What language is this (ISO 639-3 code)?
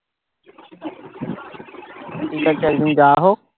ben